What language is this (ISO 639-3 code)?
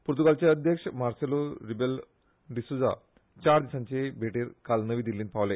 kok